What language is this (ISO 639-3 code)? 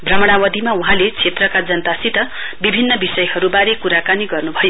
nep